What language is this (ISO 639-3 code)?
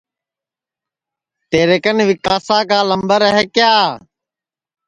ssi